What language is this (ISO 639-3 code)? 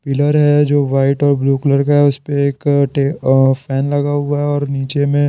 hin